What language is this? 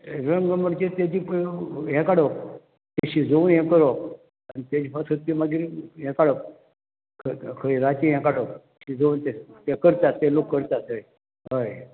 Konkani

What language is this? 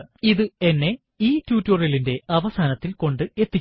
Malayalam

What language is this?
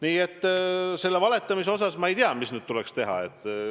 Estonian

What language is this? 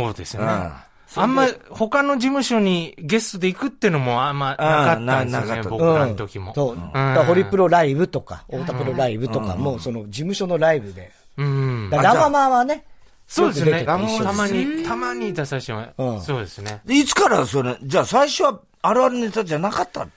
Japanese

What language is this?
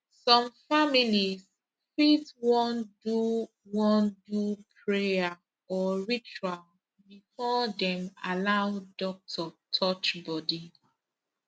Nigerian Pidgin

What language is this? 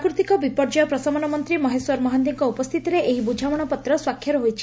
Odia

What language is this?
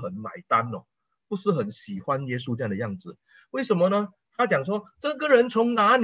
Chinese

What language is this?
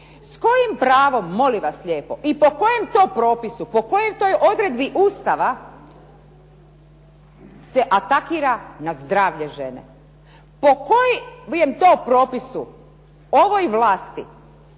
Croatian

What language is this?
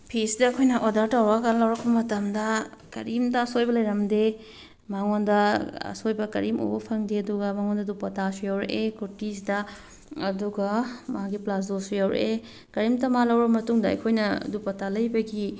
Manipuri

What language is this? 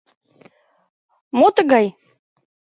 Mari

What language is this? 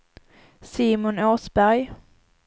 Swedish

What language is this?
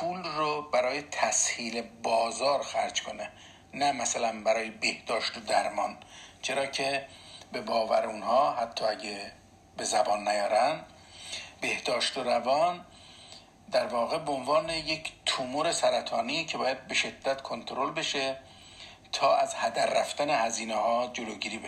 Persian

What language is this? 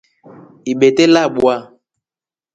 Rombo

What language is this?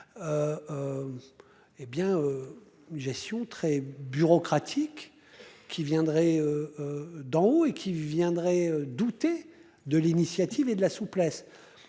French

